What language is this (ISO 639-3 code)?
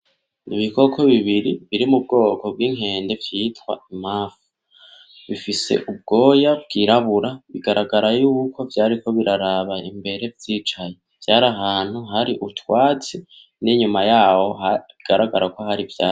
run